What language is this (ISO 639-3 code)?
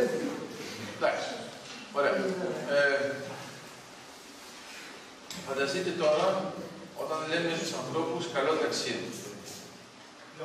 ell